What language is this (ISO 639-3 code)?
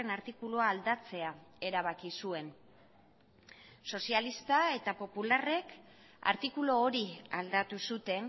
eus